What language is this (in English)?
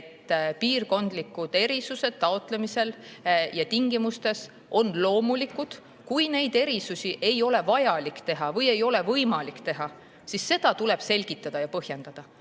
Estonian